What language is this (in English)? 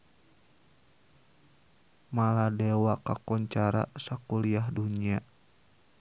Sundanese